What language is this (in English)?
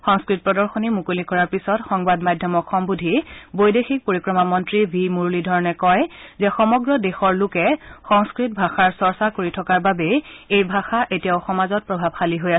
Assamese